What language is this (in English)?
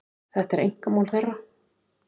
Icelandic